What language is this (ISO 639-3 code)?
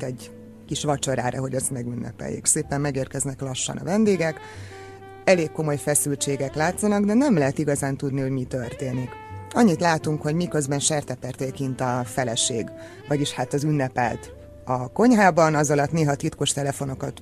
hun